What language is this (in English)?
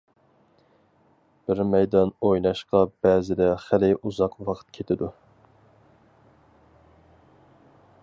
Uyghur